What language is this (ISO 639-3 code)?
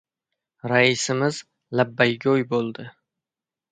uzb